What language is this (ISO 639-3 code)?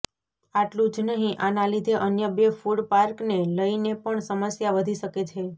guj